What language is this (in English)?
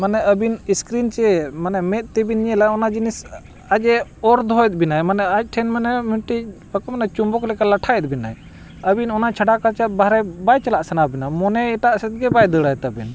Santali